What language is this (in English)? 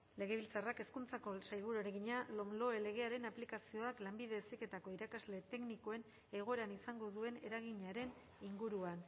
Basque